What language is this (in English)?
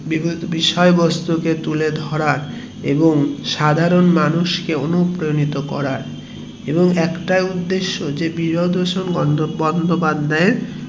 Bangla